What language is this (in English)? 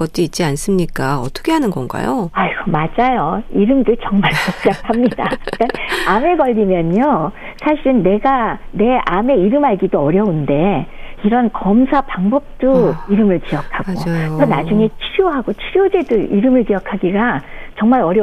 Korean